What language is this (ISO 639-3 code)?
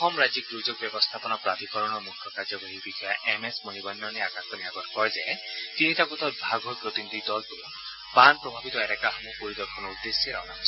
asm